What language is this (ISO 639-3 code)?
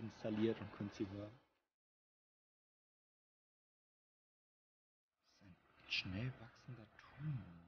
deu